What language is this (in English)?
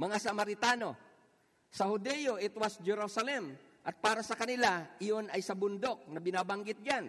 Filipino